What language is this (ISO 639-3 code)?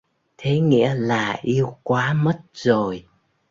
vie